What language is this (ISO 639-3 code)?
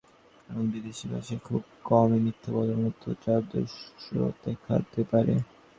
ben